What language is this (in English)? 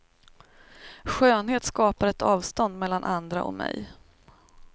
Swedish